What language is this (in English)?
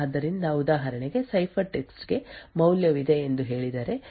Kannada